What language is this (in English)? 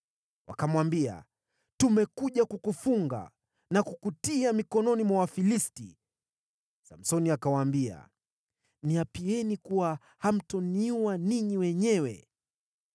Swahili